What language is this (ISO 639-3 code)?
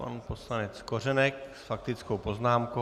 ces